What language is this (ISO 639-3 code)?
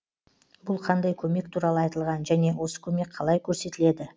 kaz